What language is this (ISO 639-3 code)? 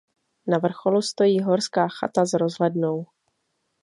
ces